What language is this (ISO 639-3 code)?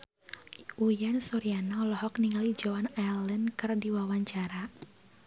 sun